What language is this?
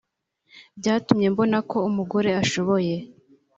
Kinyarwanda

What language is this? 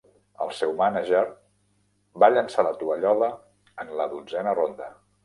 Catalan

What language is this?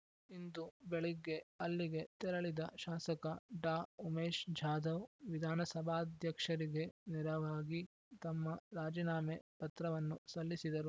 Kannada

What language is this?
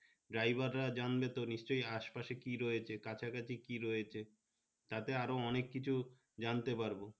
Bangla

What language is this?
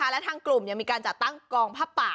Thai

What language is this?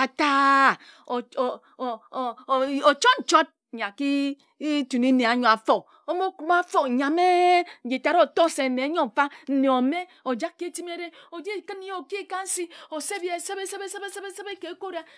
Ejagham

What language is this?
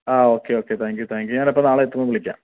Malayalam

